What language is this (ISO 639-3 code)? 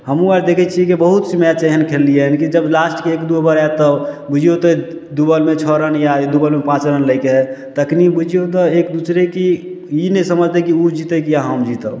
mai